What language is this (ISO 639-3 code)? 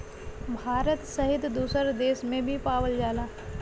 bho